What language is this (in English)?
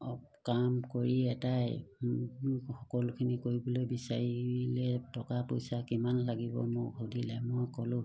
Assamese